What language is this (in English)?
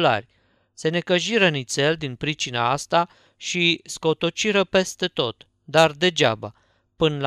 Romanian